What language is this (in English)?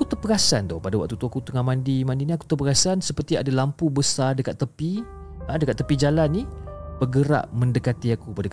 Malay